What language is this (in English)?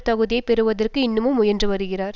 Tamil